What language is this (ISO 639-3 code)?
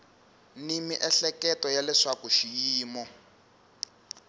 tso